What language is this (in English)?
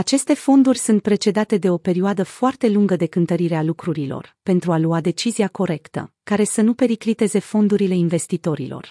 Romanian